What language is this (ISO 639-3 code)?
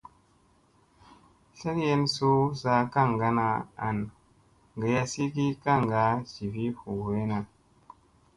mse